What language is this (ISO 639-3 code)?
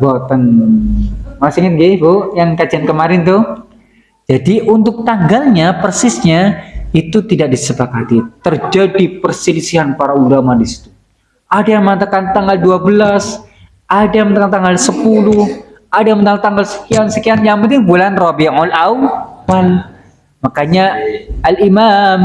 ind